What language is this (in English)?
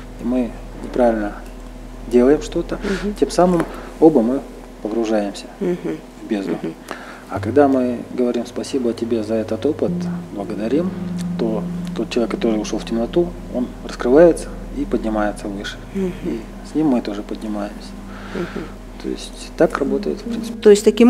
Russian